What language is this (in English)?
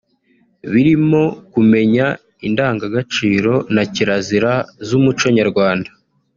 Kinyarwanda